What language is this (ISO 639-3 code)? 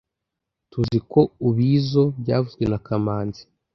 kin